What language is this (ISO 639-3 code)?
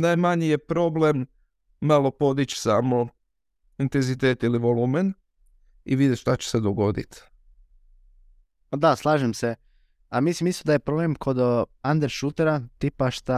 hrv